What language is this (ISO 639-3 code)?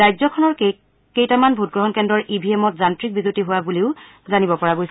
asm